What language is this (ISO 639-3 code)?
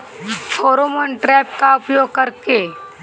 bho